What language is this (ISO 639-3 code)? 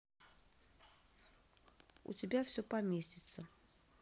rus